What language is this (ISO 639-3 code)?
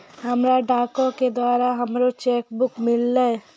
mai